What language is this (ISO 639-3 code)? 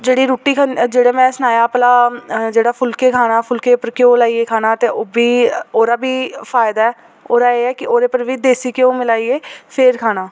doi